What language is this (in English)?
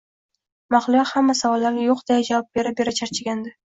Uzbek